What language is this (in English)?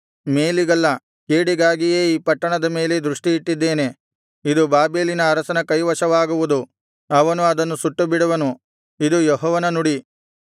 Kannada